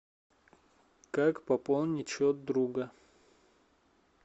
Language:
Russian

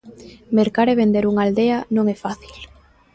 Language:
Galician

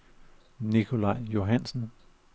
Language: Danish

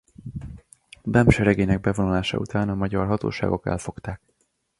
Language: Hungarian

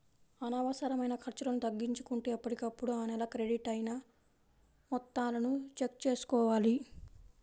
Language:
Telugu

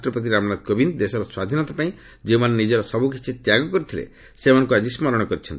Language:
Odia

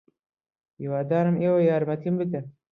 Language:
Central Kurdish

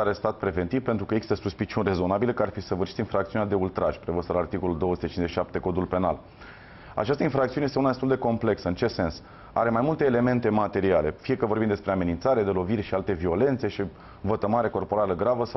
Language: Romanian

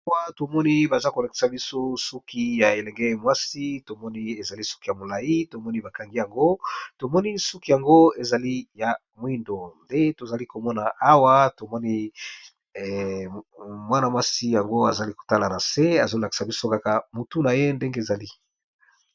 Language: Lingala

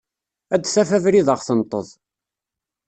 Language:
Kabyle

